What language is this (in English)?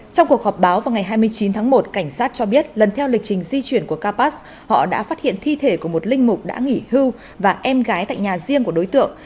Vietnamese